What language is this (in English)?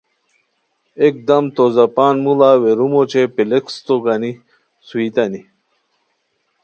Khowar